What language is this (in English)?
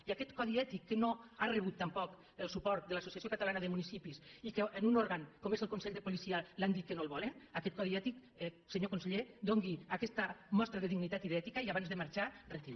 Catalan